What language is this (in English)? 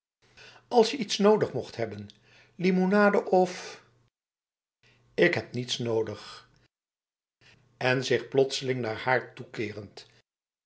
Dutch